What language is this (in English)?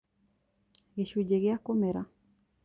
Kikuyu